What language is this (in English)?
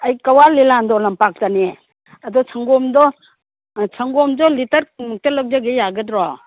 Manipuri